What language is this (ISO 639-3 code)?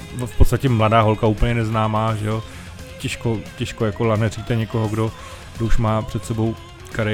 ces